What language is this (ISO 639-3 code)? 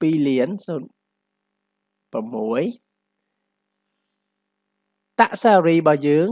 vie